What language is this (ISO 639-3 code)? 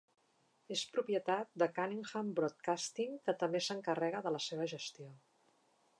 cat